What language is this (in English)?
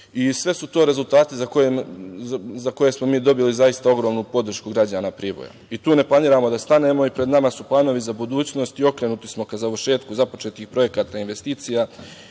Serbian